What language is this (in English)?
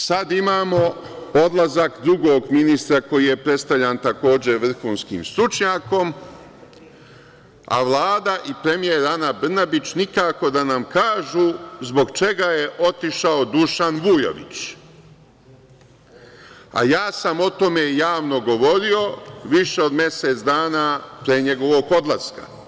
Serbian